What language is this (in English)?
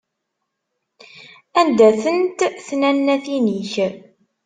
Kabyle